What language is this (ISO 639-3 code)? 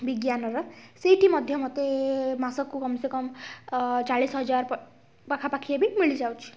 ori